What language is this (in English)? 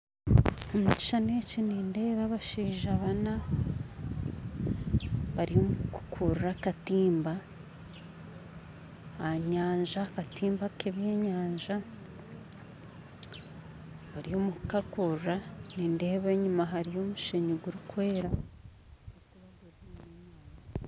Nyankole